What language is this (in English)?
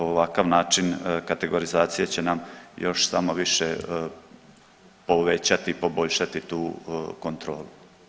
Croatian